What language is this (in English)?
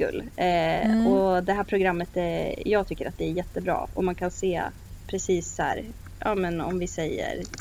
Swedish